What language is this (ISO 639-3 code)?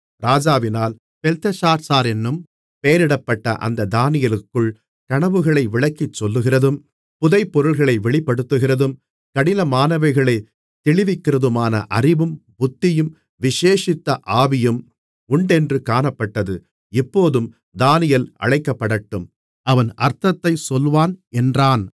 tam